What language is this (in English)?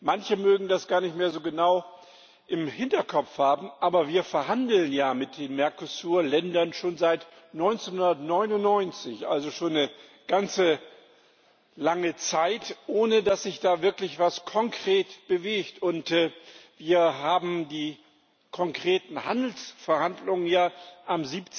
German